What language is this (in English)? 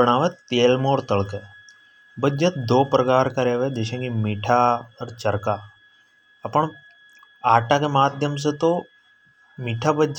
Hadothi